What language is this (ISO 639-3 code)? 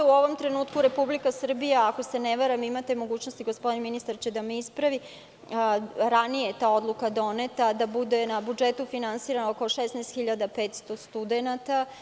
srp